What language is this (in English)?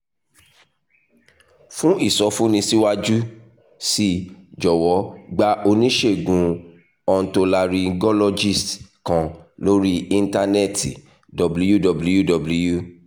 Yoruba